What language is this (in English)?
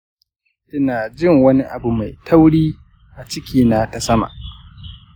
Hausa